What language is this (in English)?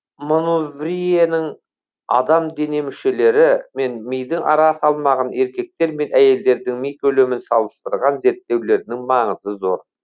Kazakh